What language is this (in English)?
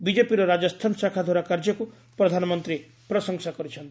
Odia